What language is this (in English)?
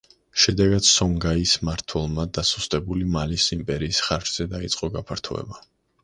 Georgian